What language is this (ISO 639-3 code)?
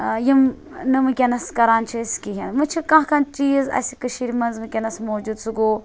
kas